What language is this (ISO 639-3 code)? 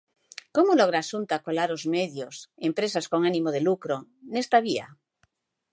glg